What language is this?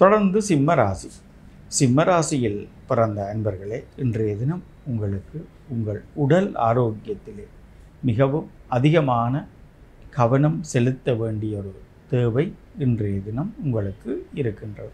Tamil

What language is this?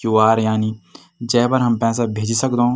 Garhwali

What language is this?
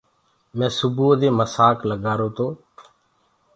Gurgula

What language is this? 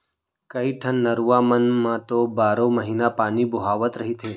Chhattisgarhi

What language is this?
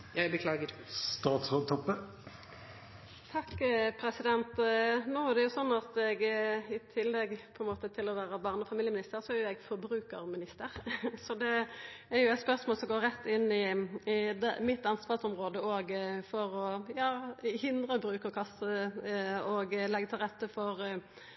Norwegian Nynorsk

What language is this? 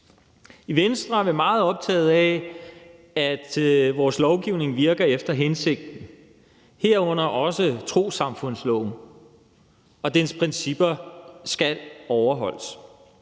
Danish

